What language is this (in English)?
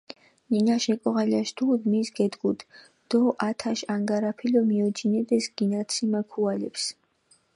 Mingrelian